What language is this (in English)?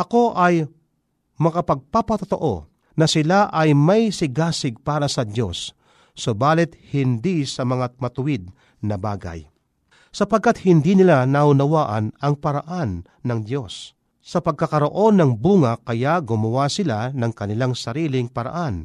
Filipino